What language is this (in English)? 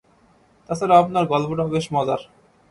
Bangla